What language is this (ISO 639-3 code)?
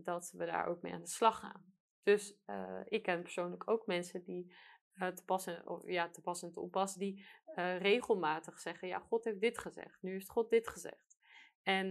nld